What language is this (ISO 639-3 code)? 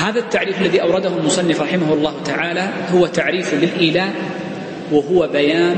ara